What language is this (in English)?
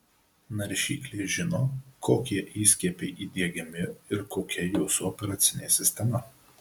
Lithuanian